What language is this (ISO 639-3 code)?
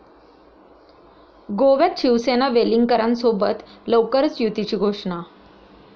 mar